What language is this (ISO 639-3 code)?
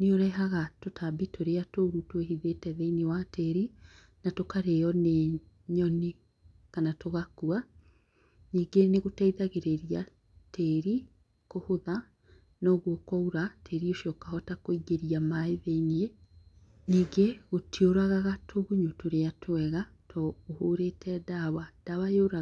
kik